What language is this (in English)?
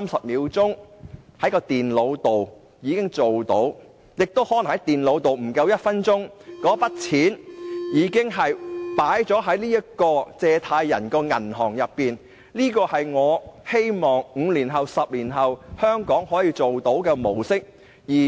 Cantonese